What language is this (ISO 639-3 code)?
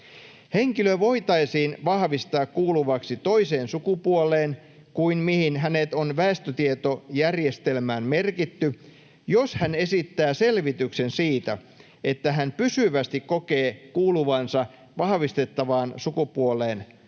fin